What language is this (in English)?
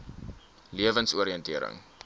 Afrikaans